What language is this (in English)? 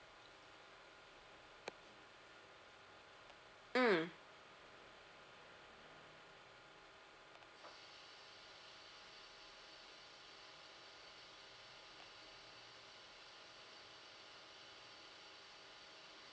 English